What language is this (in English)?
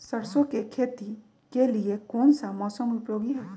Magahi